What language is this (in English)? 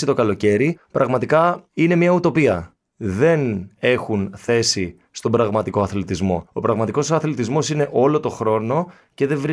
Greek